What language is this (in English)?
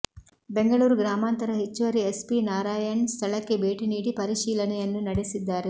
Kannada